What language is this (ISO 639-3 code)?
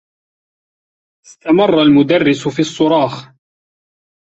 ara